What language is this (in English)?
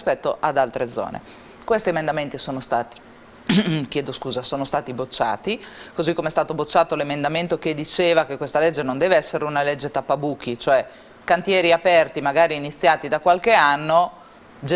Italian